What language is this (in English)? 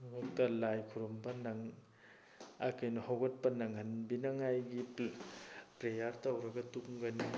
Manipuri